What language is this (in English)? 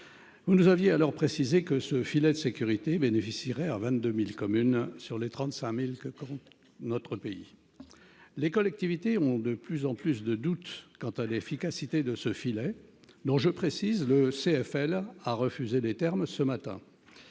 French